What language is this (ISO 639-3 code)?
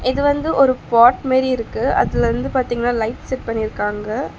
tam